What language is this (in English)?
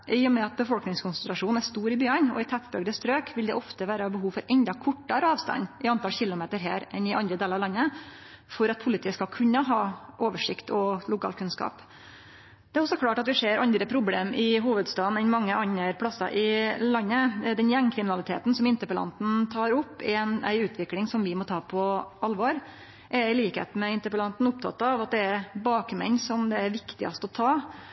Norwegian Nynorsk